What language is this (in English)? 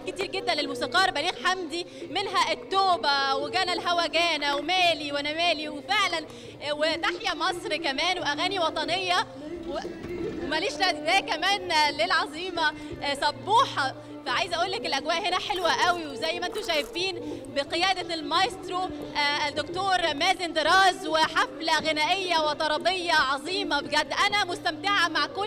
Arabic